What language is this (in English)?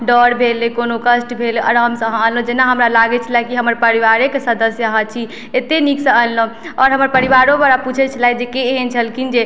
Maithili